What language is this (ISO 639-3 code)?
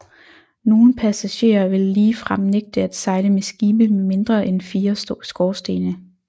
dan